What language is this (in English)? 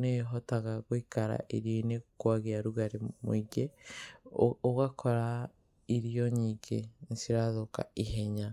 Kikuyu